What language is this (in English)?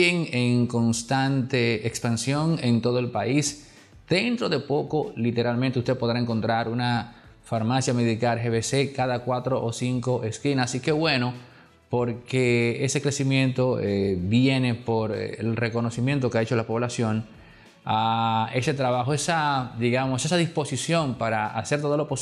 Spanish